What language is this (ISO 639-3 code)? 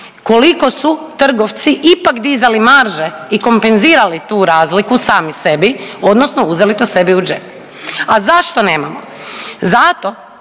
hrv